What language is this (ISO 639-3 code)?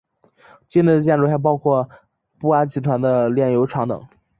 zho